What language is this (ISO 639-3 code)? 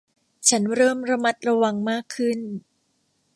tha